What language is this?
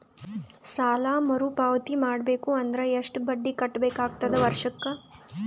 Kannada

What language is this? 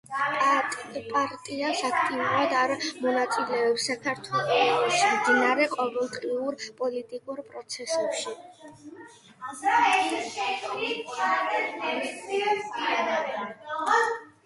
Georgian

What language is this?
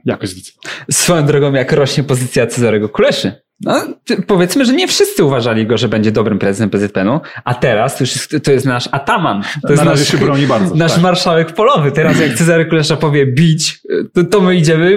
Polish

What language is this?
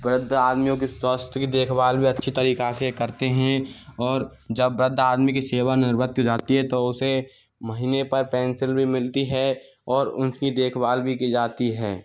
Hindi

